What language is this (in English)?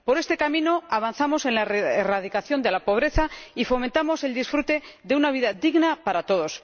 Spanish